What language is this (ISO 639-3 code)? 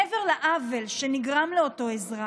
heb